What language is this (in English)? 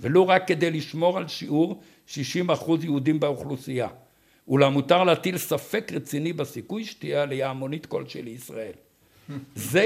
Hebrew